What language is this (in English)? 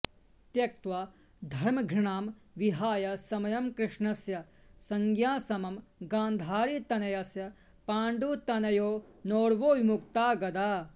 Sanskrit